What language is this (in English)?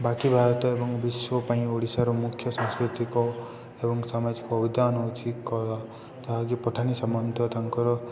Odia